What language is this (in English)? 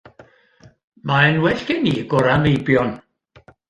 Welsh